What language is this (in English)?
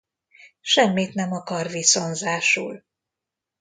Hungarian